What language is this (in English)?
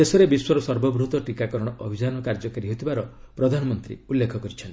Odia